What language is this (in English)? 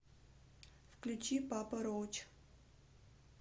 Russian